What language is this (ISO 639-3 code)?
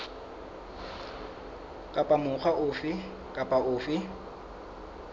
sot